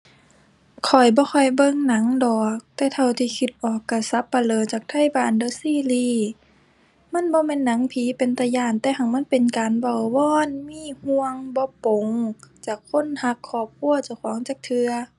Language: Thai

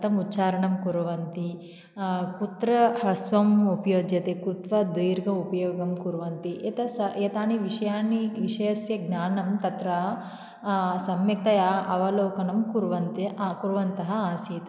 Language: Sanskrit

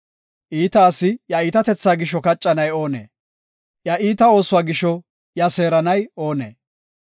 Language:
Gofa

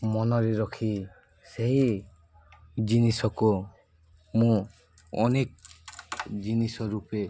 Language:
Odia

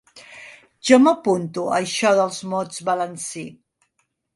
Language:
Catalan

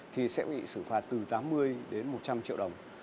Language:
Vietnamese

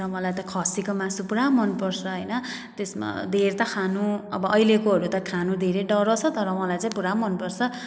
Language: Nepali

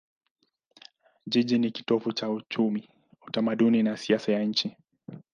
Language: Swahili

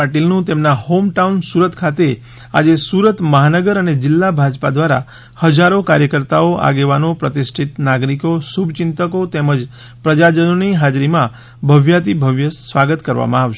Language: Gujarati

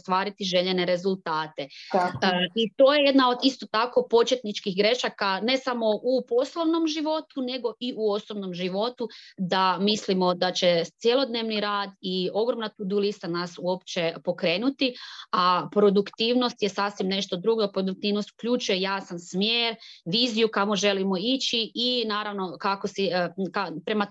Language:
Croatian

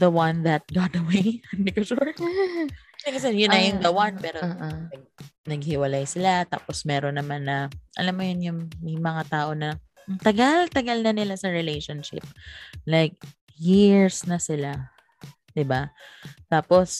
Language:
Filipino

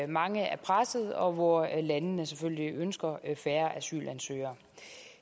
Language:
Danish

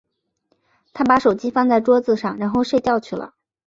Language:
Chinese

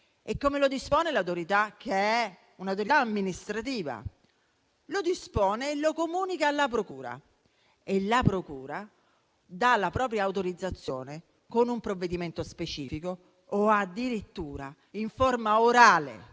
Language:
Italian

